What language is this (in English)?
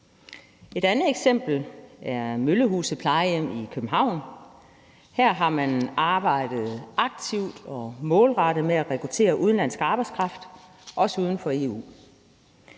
Danish